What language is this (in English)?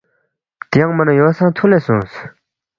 Balti